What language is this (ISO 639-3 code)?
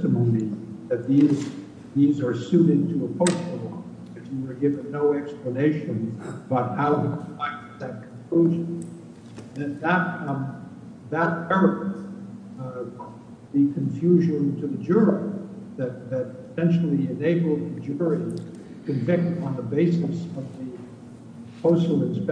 eng